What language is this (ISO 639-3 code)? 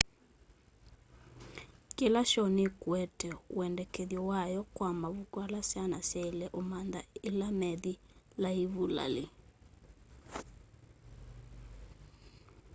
kam